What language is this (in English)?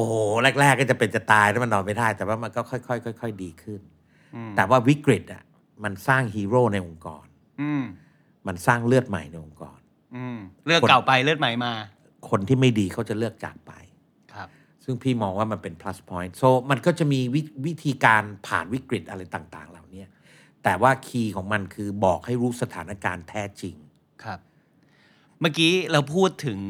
Thai